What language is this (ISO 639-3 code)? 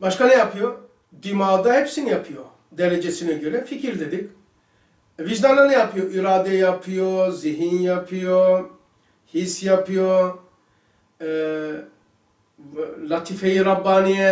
tur